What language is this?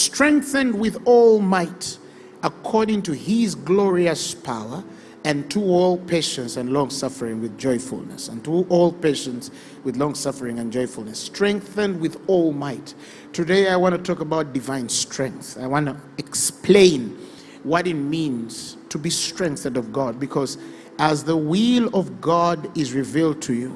English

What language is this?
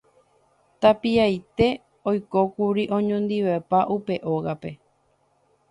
Guarani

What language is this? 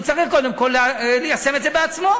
Hebrew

